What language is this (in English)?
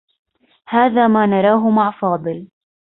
Arabic